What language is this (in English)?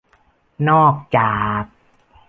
Thai